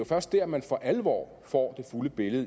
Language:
Danish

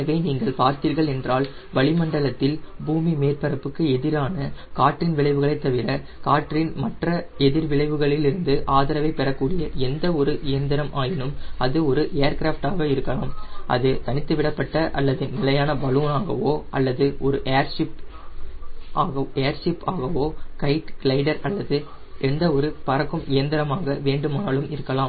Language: Tamil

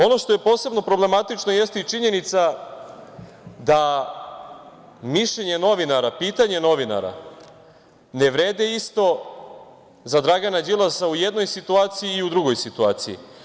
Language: Serbian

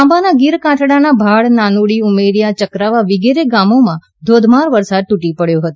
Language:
Gujarati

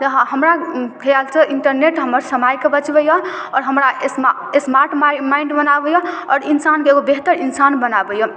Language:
Maithili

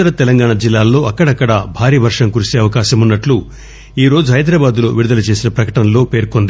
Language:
Telugu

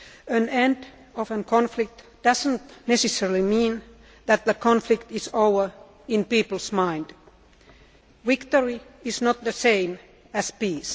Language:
English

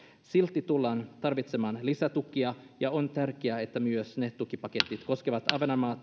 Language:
Finnish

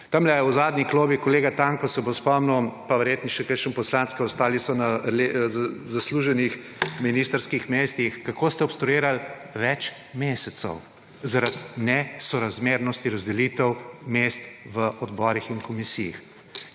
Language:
Slovenian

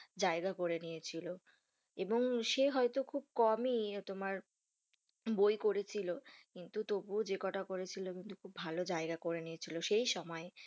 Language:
Bangla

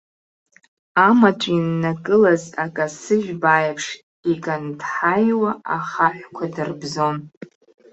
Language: Abkhazian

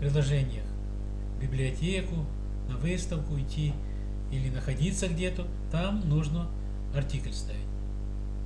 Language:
Russian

